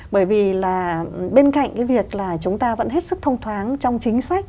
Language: Vietnamese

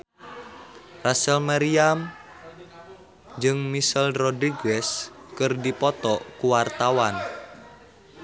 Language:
Sundanese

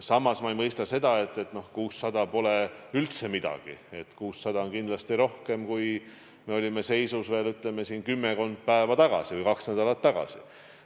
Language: Estonian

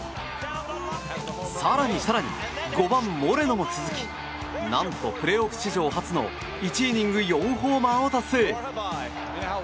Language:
Japanese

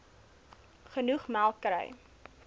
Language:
Afrikaans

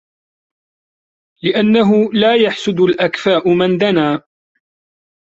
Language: Arabic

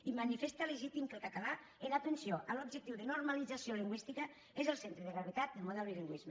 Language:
Catalan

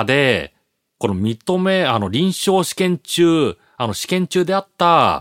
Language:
Japanese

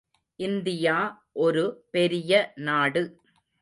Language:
Tamil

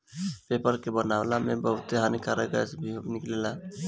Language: Bhojpuri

